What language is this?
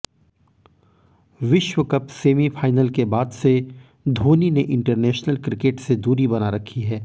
Hindi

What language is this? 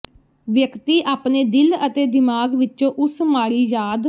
Punjabi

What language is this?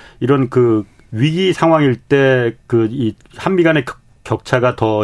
Korean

